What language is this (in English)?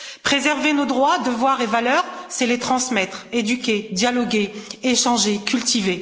French